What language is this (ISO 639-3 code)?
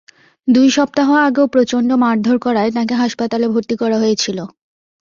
ben